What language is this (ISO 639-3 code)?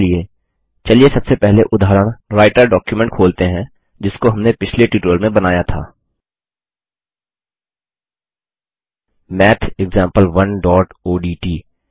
hin